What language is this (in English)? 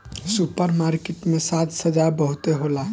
Bhojpuri